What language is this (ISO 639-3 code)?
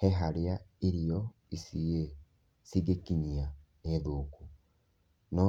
kik